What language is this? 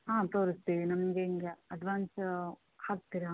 Kannada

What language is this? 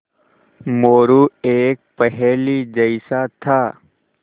Hindi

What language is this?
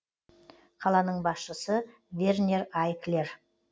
Kazakh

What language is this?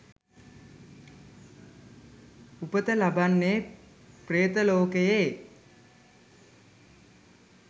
Sinhala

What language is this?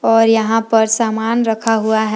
Hindi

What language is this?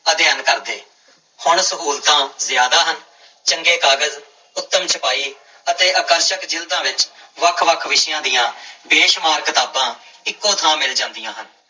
Punjabi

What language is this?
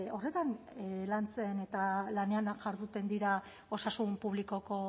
Basque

